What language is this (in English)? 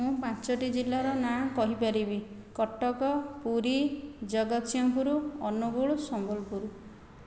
Odia